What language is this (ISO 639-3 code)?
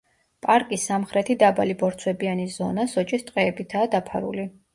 kat